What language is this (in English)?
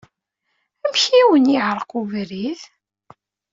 Kabyle